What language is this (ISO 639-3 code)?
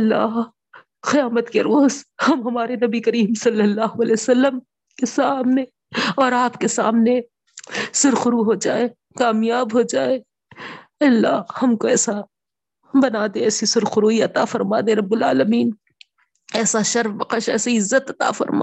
urd